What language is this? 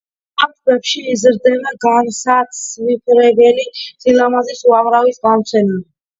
Georgian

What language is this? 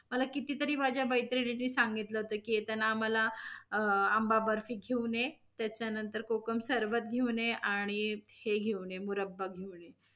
Marathi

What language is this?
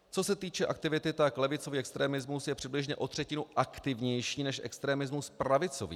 Czech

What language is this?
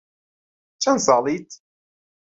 Central Kurdish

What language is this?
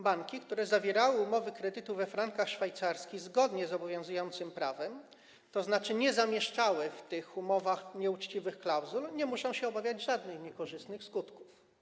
Polish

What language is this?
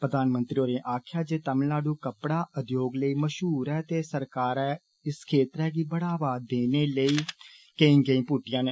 Dogri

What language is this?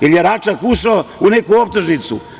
Serbian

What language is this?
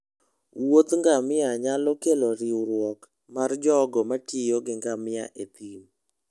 Luo (Kenya and Tanzania)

